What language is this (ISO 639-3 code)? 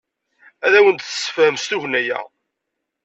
kab